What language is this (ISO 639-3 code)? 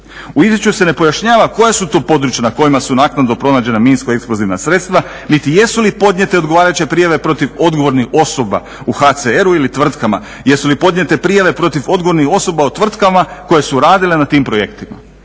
hrv